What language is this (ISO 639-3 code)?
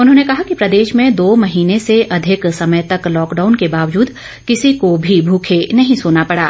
hin